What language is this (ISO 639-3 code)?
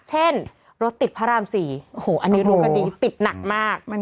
tha